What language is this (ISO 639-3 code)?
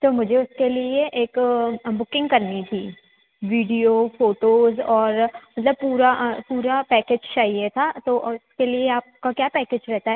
hin